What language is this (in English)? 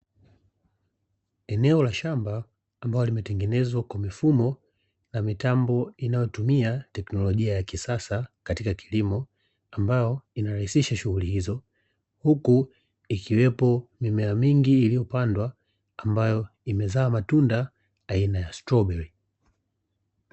Swahili